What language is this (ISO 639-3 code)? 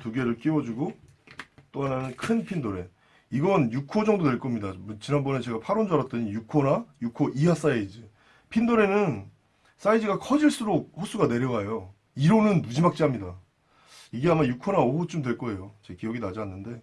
kor